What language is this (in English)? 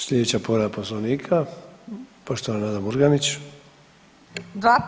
Croatian